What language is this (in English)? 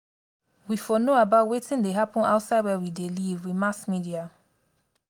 Nigerian Pidgin